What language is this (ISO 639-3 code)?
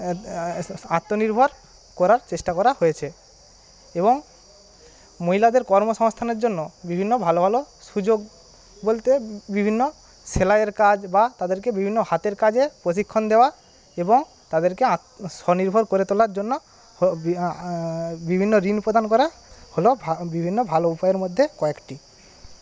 ben